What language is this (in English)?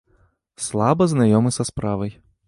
Belarusian